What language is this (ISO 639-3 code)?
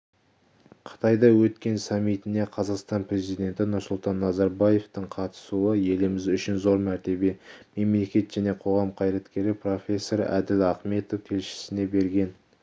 kaz